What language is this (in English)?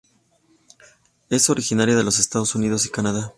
Spanish